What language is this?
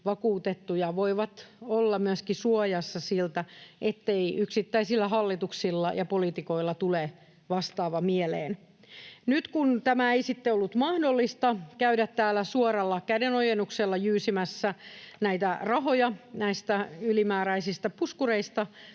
Finnish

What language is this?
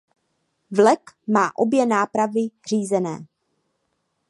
Czech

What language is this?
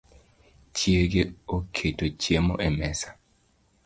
Luo (Kenya and Tanzania)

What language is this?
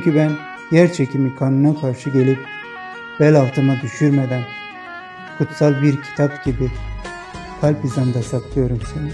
Turkish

